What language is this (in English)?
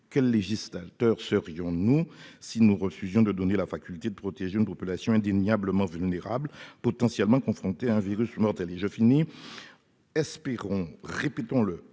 French